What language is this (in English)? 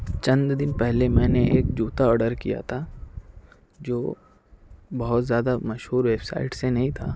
Urdu